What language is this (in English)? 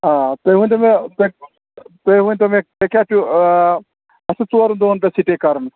Kashmiri